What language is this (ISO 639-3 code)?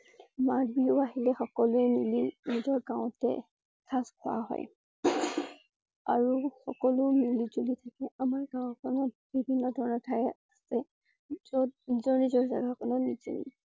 asm